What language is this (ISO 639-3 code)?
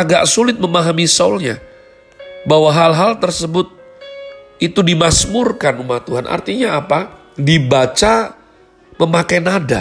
ind